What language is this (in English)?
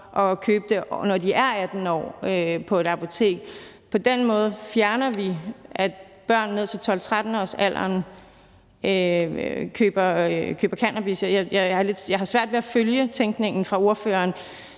Danish